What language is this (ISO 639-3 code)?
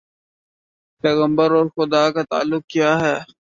urd